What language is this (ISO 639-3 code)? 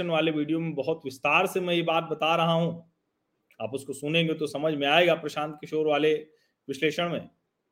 hin